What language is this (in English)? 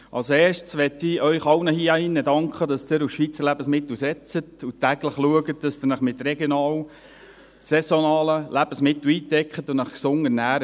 Swiss German